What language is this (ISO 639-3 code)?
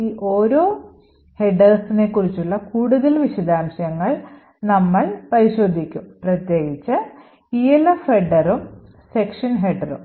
mal